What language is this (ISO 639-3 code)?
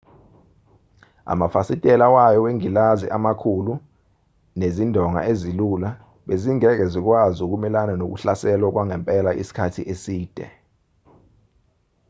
zul